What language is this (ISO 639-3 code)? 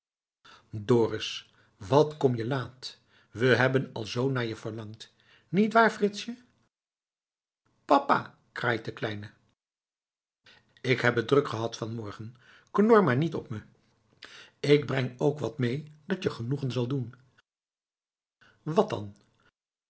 nld